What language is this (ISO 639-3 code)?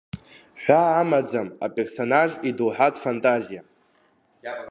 abk